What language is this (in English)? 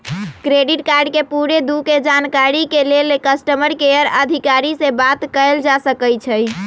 Magahi